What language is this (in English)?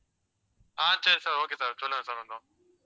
Tamil